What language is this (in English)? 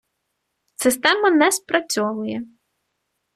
Ukrainian